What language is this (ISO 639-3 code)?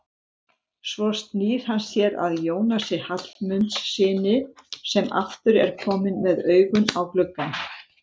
isl